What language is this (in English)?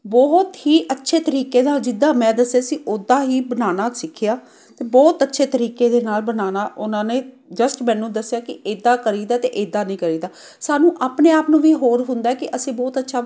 Punjabi